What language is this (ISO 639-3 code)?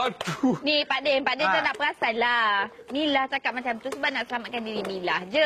msa